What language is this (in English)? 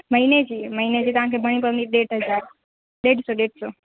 Sindhi